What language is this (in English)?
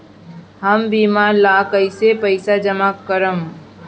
Bhojpuri